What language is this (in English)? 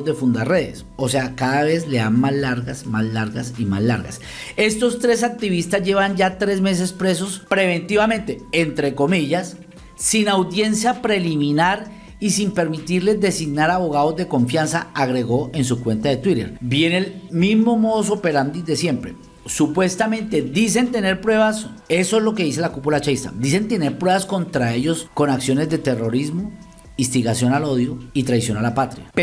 Spanish